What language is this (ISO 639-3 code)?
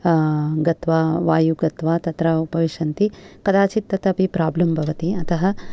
san